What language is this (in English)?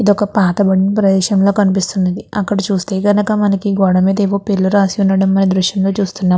Telugu